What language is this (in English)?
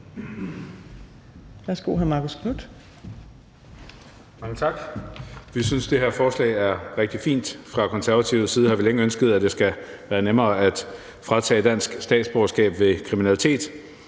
Danish